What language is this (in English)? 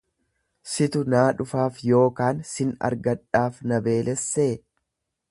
Oromo